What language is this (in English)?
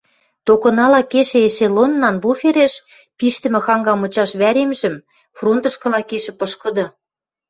Western Mari